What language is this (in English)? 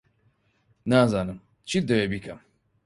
Central Kurdish